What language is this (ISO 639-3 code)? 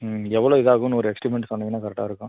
tam